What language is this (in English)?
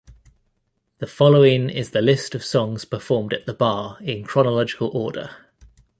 English